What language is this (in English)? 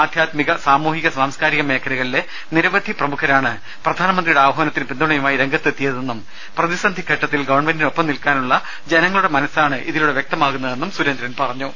Malayalam